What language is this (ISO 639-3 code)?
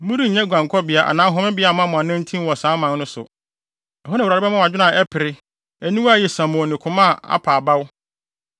aka